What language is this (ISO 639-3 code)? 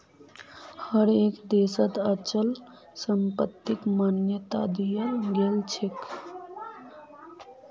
mag